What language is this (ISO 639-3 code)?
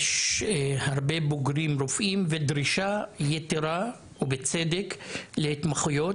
heb